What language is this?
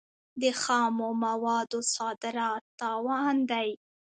Pashto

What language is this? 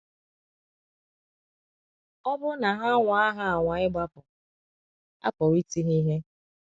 Igbo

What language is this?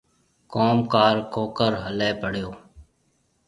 Marwari (Pakistan)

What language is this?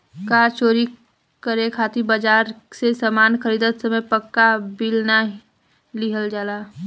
Bhojpuri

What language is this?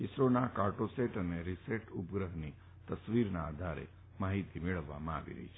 Gujarati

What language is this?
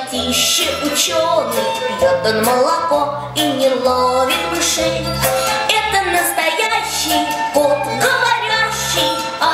Russian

